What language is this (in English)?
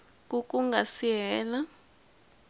Tsonga